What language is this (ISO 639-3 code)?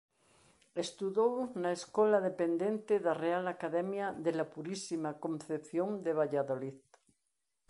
glg